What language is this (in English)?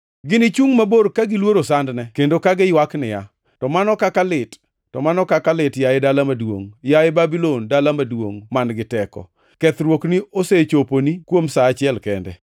Luo (Kenya and Tanzania)